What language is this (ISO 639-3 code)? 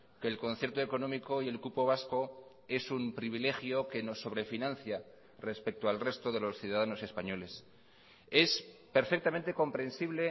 spa